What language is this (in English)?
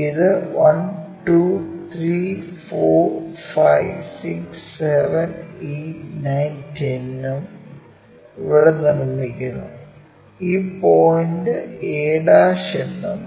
Malayalam